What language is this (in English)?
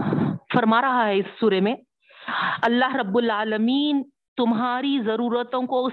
Urdu